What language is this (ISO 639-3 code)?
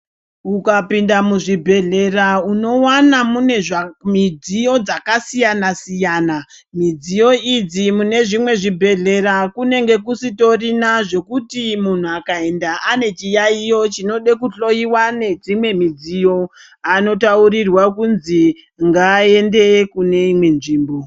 ndc